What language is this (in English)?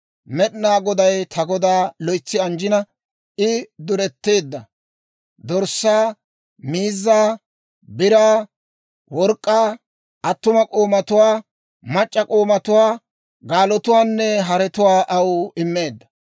Dawro